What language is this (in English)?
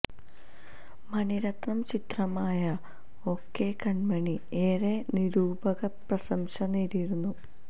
Malayalam